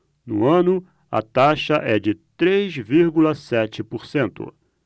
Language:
Portuguese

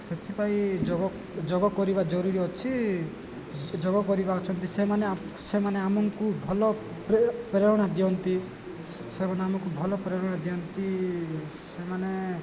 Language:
Odia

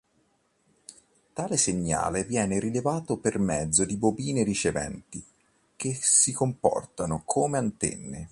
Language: Italian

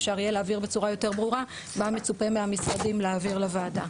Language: Hebrew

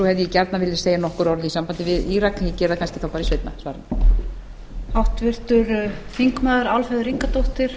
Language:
Icelandic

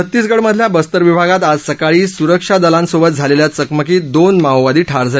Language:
Marathi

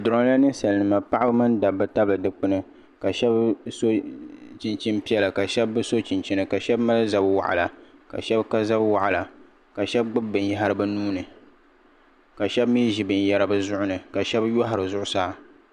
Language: Dagbani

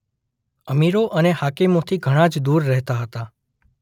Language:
Gujarati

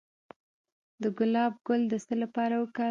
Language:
Pashto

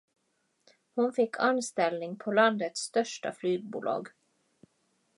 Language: Swedish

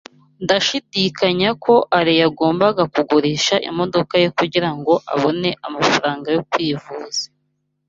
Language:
Kinyarwanda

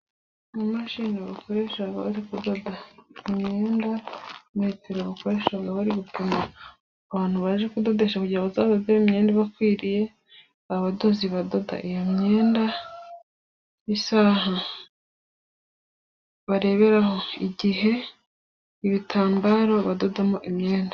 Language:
Kinyarwanda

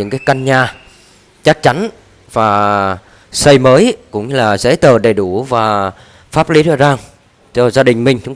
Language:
Vietnamese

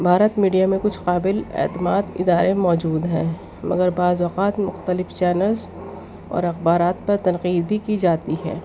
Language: Urdu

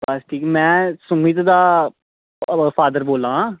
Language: Dogri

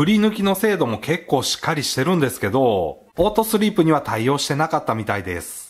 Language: Japanese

